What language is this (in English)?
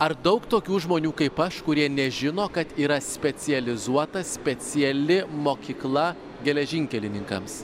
Lithuanian